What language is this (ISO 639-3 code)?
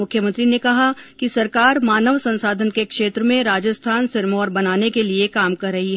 hin